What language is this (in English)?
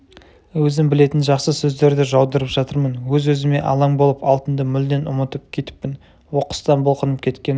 Kazakh